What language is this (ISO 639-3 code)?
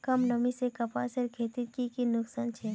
mag